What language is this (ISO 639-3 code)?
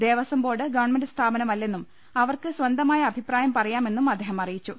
mal